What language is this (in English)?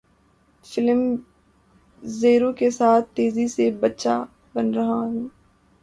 Urdu